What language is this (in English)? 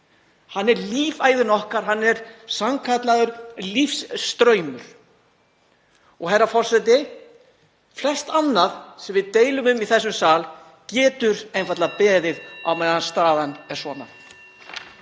Icelandic